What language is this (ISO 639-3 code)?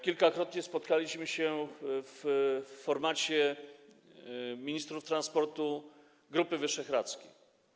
pol